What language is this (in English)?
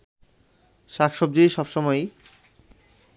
Bangla